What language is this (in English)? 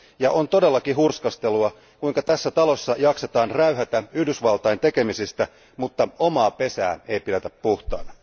Finnish